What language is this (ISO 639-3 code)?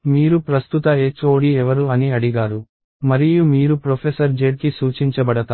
tel